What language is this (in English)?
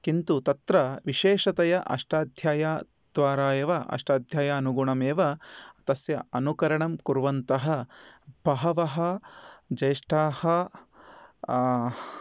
Sanskrit